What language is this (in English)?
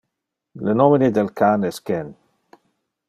Interlingua